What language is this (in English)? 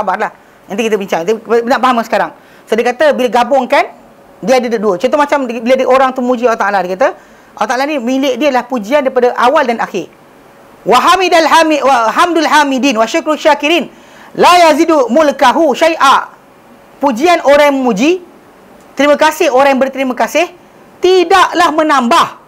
Malay